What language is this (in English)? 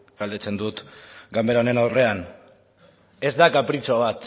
Basque